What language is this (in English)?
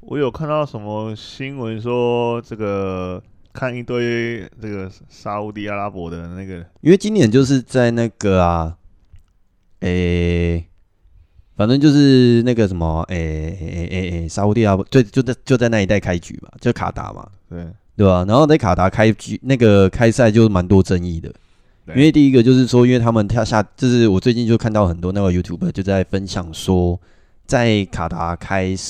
Chinese